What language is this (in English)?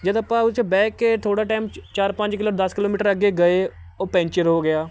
Punjabi